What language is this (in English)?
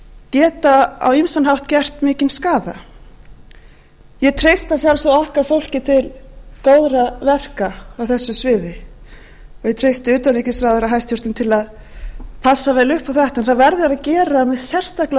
Icelandic